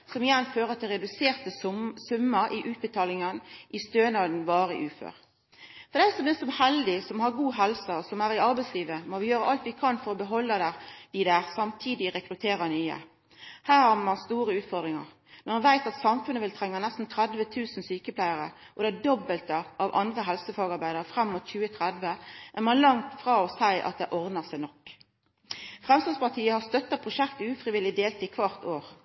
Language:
Norwegian Nynorsk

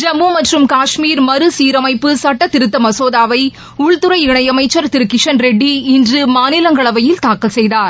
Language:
Tamil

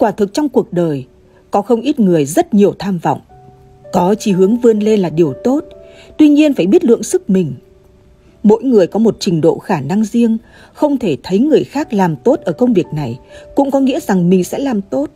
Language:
Vietnamese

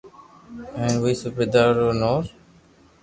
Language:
Loarki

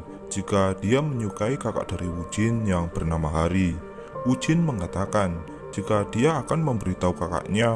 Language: Indonesian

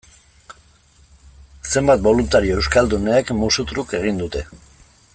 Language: Basque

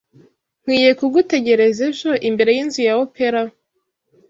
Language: Kinyarwanda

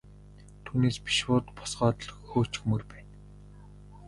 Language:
Mongolian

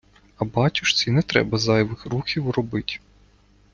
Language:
Ukrainian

